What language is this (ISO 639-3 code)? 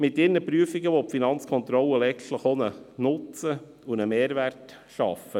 gsw